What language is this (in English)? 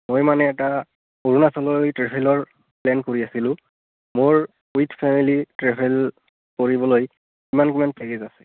Assamese